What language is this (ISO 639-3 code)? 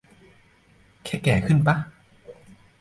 tha